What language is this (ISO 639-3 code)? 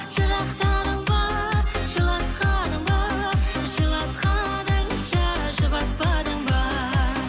kaz